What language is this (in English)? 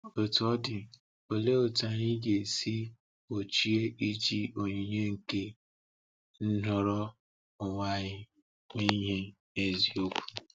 Igbo